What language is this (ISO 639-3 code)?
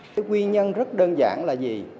vie